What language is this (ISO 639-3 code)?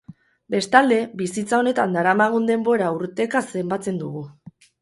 eus